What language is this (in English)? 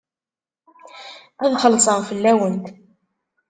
Kabyle